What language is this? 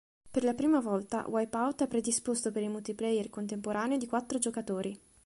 Italian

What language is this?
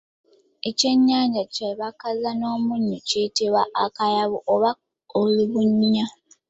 Ganda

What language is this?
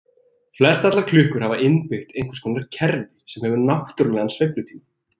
Icelandic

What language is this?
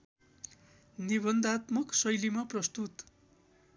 Nepali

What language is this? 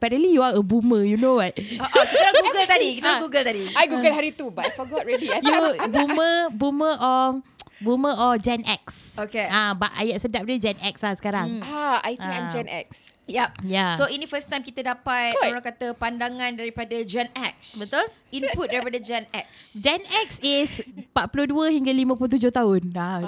Malay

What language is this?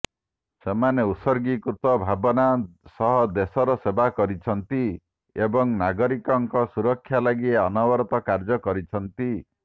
Odia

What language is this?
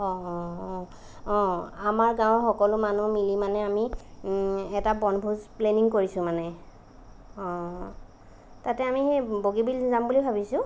Assamese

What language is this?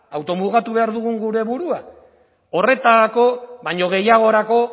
Basque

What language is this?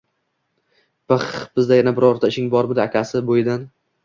Uzbek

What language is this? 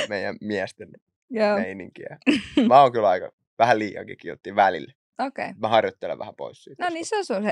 Finnish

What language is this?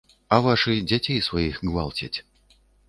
Belarusian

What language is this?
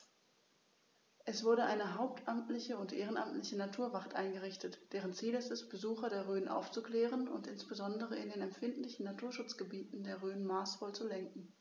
German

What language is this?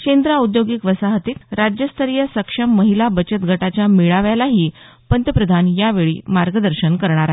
Marathi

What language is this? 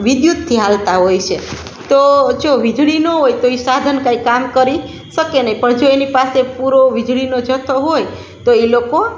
Gujarati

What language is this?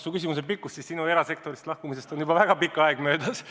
Estonian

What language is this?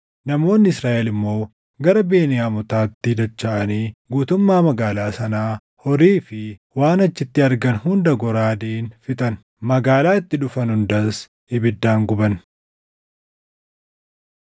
Oromo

